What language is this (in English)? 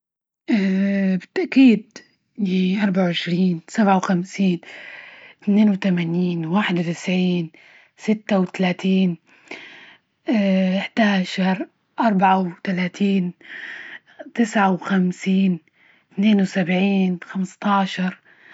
Libyan Arabic